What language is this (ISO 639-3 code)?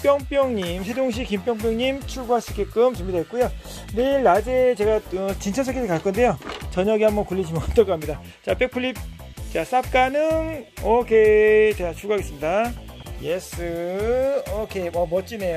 kor